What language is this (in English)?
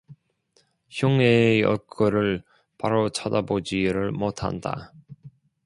Korean